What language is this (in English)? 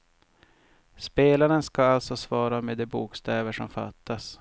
Swedish